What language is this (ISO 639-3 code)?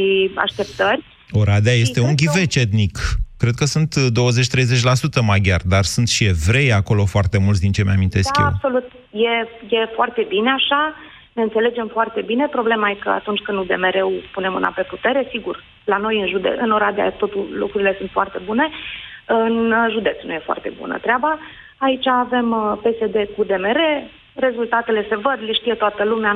ron